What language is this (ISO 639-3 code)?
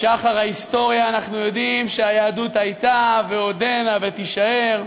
heb